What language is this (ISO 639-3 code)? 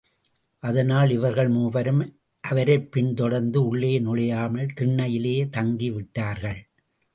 tam